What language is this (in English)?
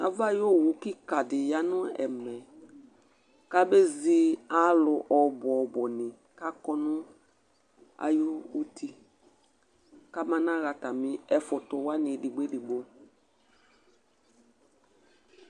Ikposo